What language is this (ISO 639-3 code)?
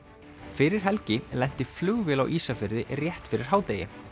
isl